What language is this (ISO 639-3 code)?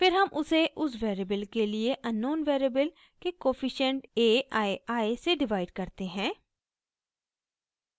hin